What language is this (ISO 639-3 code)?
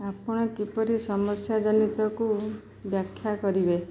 ori